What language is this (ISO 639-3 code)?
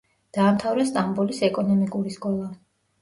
kat